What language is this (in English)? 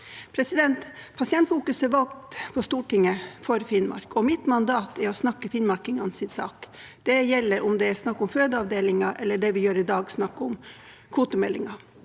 Norwegian